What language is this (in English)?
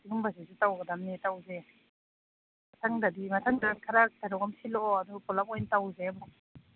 Manipuri